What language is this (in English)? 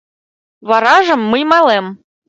Mari